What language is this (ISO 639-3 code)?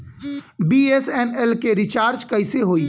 bho